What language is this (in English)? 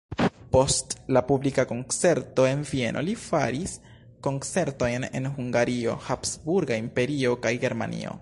Esperanto